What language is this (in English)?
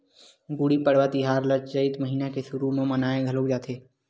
Chhattisgarhi